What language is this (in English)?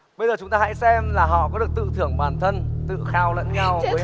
Vietnamese